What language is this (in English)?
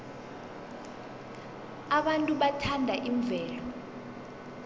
South Ndebele